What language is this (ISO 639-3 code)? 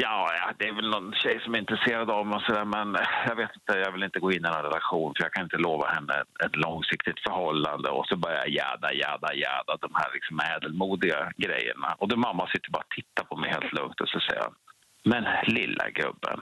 swe